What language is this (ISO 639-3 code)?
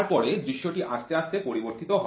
ben